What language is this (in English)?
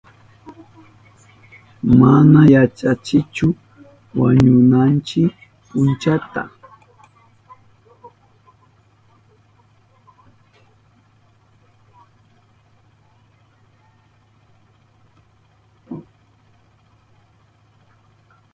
Southern Pastaza Quechua